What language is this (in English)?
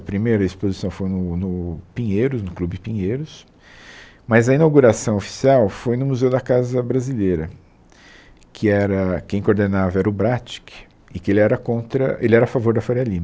Portuguese